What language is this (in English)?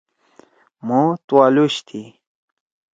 Torwali